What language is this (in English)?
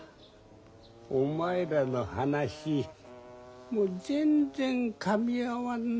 Japanese